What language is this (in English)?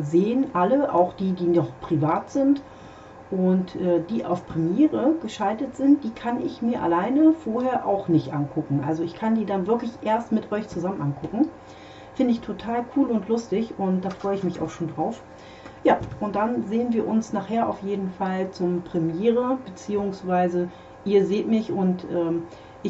German